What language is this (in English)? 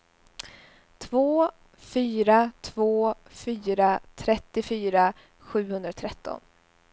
Swedish